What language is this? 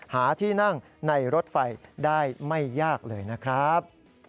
Thai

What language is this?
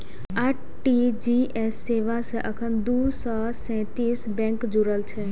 Maithili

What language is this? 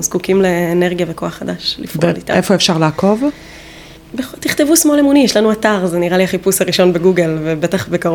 Hebrew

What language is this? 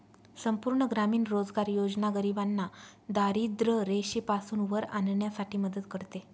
Marathi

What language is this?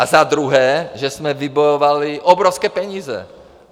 Czech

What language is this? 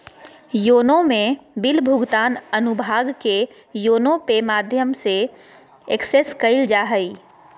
Magahi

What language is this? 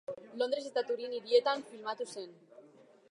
Basque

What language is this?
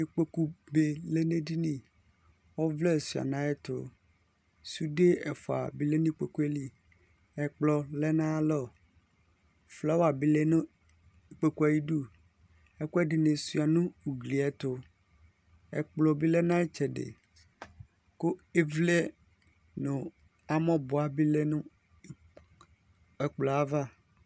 Ikposo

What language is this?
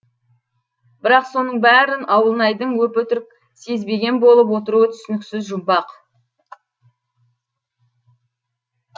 Kazakh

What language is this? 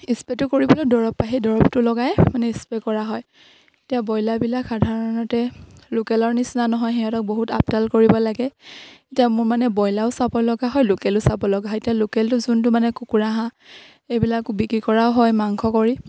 Assamese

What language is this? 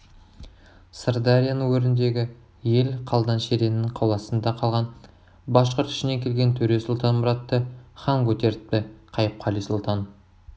Kazakh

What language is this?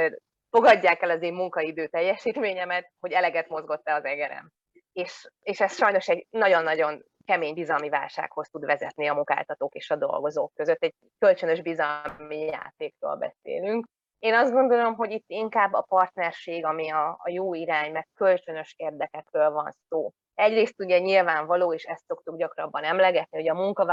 Hungarian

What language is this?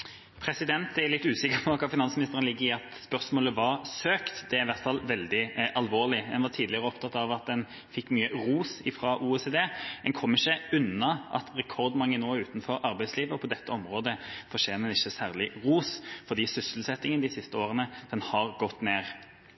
Norwegian Bokmål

